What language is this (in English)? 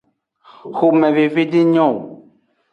Aja (Benin)